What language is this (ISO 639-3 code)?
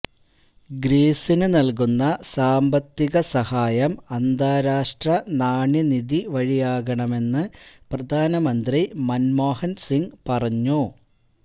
mal